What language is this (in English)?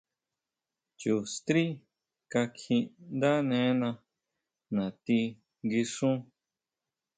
Huautla Mazatec